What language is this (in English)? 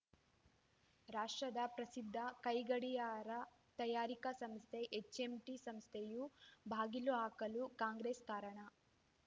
Kannada